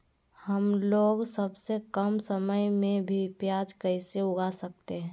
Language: Magahi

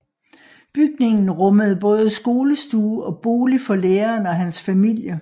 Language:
Danish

